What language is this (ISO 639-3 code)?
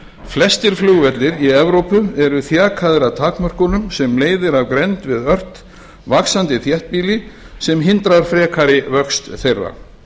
isl